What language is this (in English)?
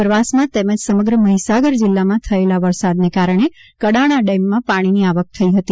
Gujarati